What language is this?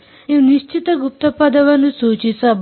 Kannada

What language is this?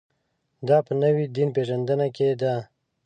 Pashto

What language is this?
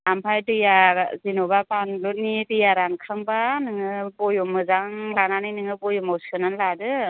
Bodo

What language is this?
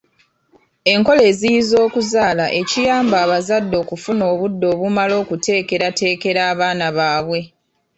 Ganda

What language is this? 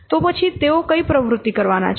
Gujarati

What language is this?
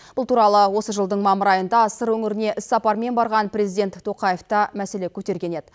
Kazakh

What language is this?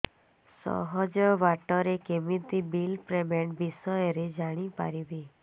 Odia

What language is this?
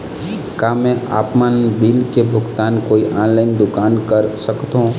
Chhattisgarhi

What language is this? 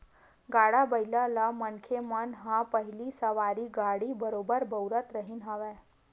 Chhattisgarhi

